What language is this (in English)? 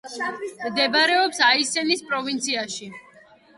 Georgian